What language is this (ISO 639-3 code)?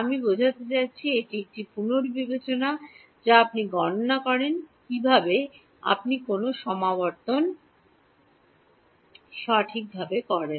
ben